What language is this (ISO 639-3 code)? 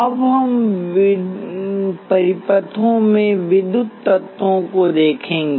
hin